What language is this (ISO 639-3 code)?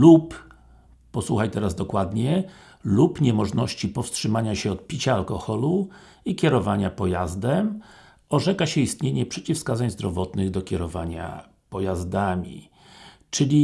pol